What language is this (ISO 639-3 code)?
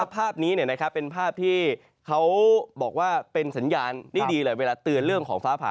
tha